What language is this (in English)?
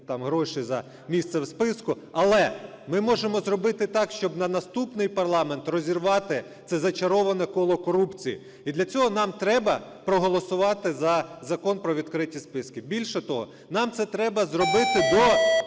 Ukrainian